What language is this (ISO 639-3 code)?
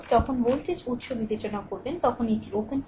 ben